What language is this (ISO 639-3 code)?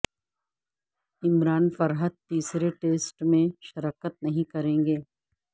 urd